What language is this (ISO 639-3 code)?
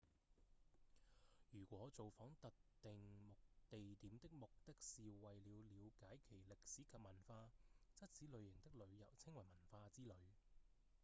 yue